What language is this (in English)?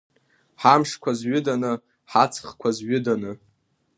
Abkhazian